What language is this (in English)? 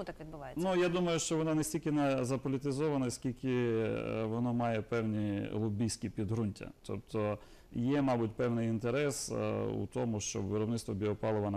Ukrainian